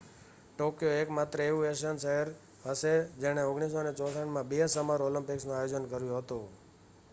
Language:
Gujarati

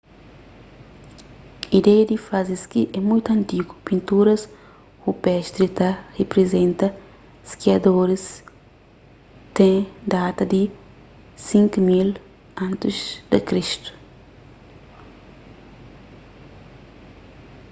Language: Kabuverdianu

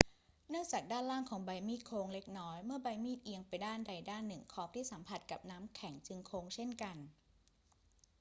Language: Thai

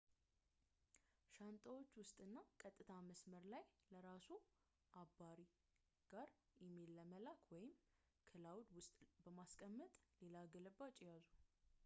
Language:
Amharic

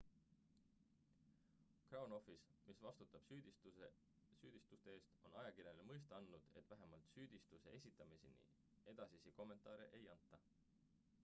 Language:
Estonian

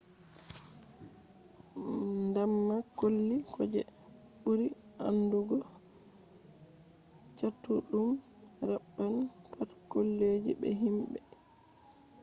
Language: Fula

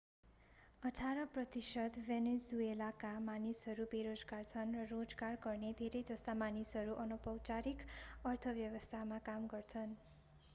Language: Nepali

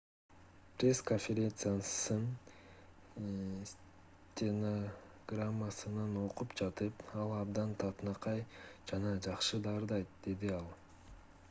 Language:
Kyrgyz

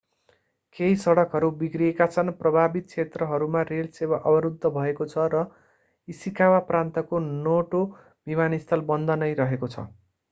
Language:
Nepali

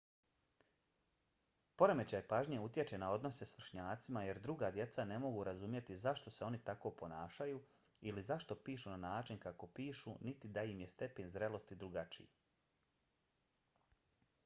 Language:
Bosnian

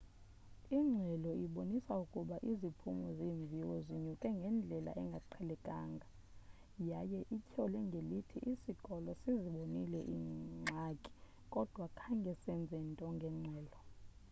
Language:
Xhosa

